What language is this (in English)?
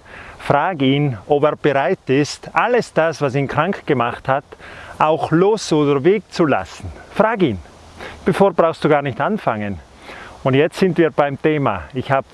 German